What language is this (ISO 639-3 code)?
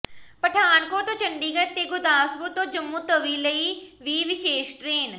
pan